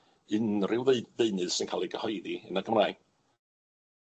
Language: Welsh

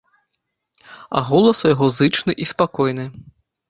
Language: Belarusian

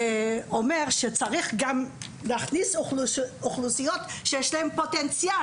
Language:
Hebrew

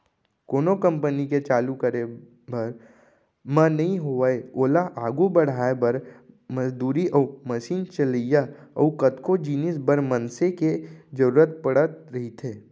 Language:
Chhattisgarhi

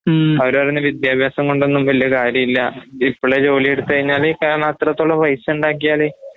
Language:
Malayalam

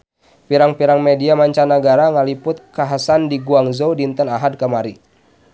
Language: Sundanese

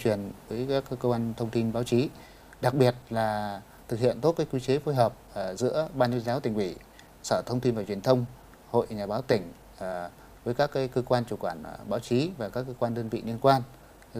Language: Vietnamese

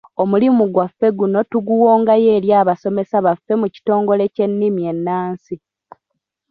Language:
Ganda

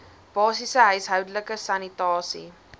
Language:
Afrikaans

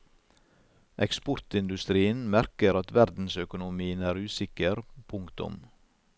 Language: Norwegian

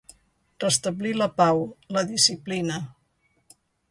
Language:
Catalan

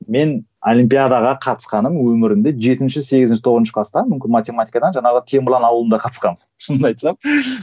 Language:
Kazakh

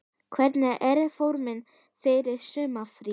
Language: Icelandic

